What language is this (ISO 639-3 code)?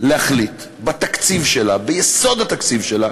heb